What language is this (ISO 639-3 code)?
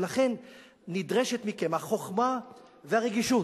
heb